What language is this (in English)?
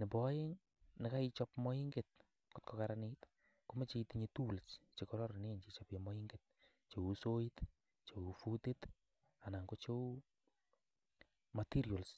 Kalenjin